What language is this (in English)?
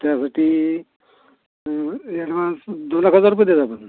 Marathi